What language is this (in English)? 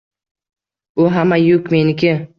Uzbek